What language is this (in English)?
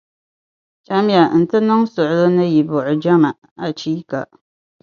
Dagbani